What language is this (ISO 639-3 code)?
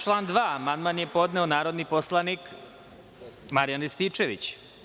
srp